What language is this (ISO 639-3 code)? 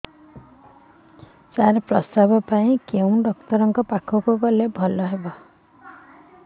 ori